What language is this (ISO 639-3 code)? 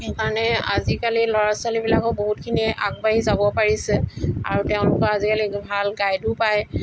asm